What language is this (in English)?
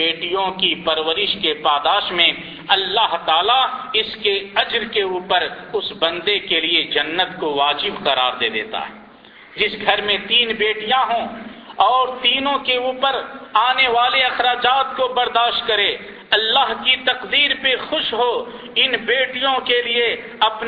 Urdu